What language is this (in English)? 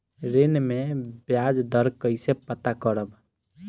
Bhojpuri